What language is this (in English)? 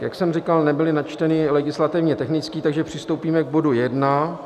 Czech